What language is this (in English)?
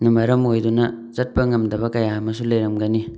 Manipuri